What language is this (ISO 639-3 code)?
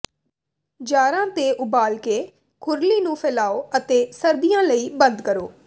pan